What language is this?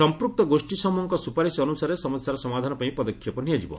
Odia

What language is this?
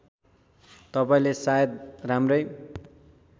Nepali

